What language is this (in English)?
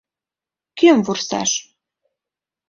Mari